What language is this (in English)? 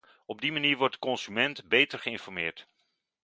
Dutch